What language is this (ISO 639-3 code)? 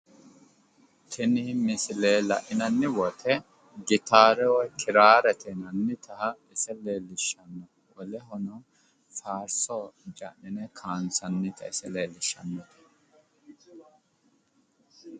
sid